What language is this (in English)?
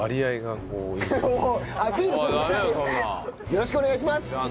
Japanese